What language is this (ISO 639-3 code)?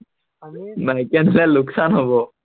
asm